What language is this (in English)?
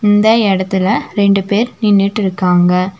Tamil